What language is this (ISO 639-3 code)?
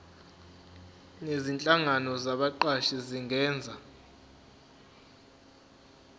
zul